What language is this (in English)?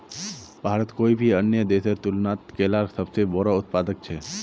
Magahi